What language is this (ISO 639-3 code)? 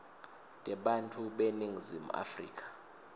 ssw